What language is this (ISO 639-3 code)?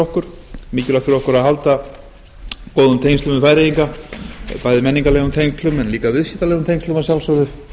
isl